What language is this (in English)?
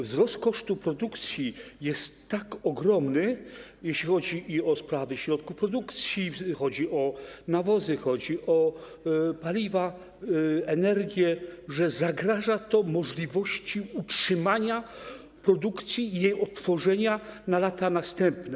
Polish